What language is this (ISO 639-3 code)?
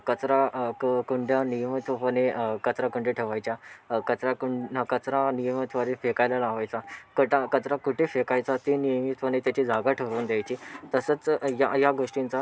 mar